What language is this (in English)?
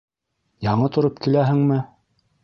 Bashkir